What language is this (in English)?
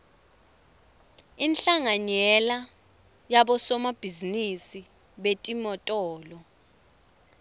Swati